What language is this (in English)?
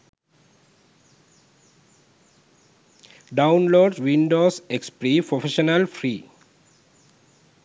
Sinhala